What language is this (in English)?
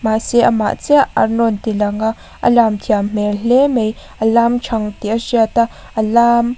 Mizo